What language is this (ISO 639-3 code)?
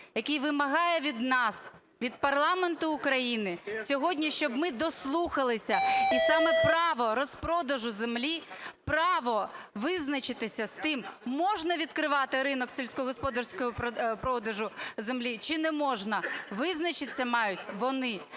ukr